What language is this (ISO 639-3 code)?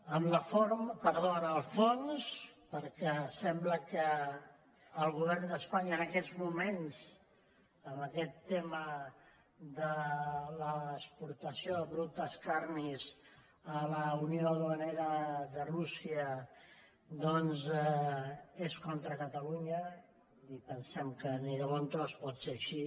cat